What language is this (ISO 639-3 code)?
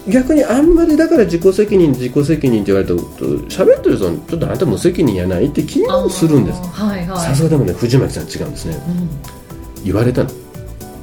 jpn